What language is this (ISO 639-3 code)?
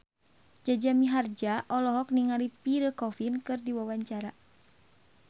sun